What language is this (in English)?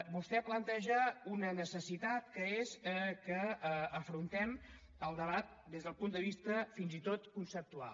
Catalan